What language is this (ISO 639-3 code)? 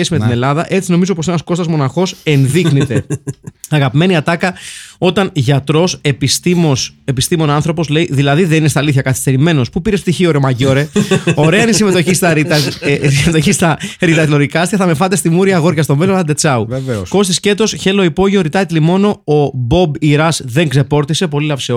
ell